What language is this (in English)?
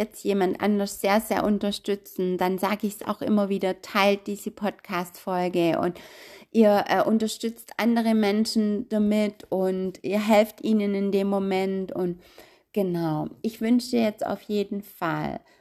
German